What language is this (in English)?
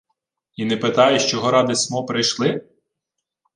Ukrainian